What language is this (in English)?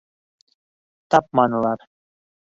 Bashkir